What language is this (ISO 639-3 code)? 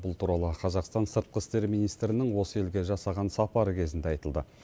kaz